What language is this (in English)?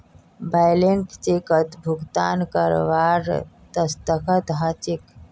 Magahi